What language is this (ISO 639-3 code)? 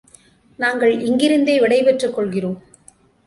tam